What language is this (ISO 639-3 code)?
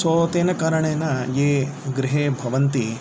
san